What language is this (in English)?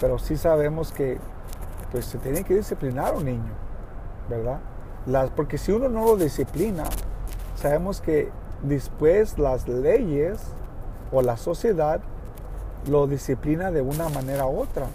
Spanish